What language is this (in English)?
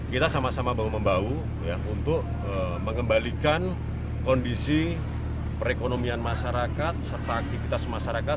Indonesian